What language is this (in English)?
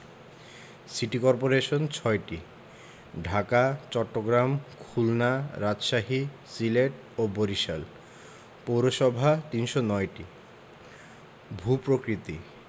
Bangla